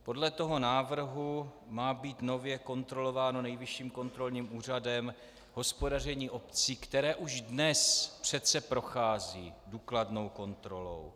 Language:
Czech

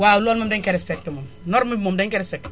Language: Wolof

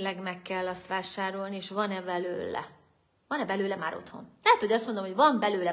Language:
Hungarian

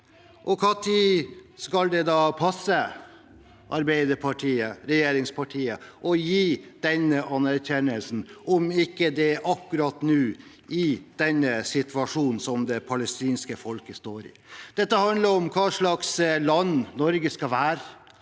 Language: Norwegian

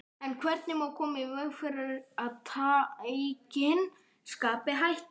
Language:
Icelandic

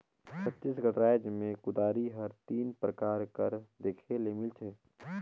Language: Chhattisgarhi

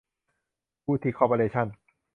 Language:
Thai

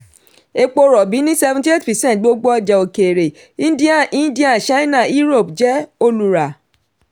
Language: Yoruba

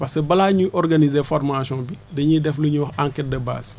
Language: Wolof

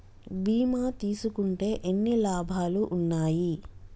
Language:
Telugu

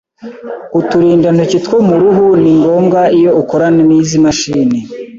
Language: Kinyarwanda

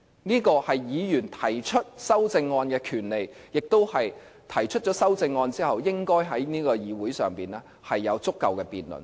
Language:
Cantonese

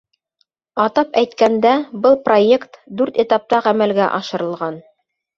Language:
Bashkir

